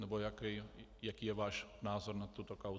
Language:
Czech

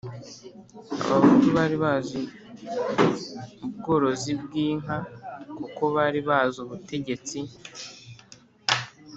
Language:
Kinyarwanda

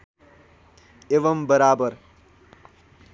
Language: Nepali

